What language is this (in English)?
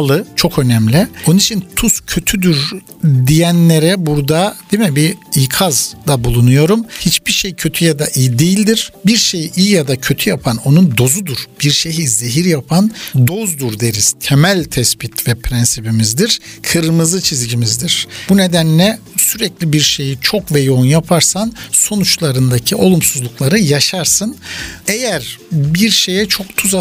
Turkish